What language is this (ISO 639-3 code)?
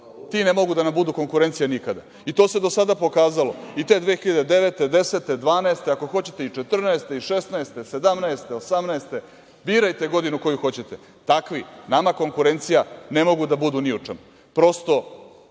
srp